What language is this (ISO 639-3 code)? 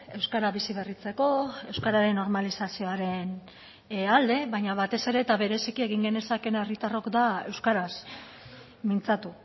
eus